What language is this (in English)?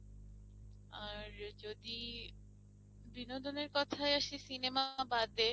Bangla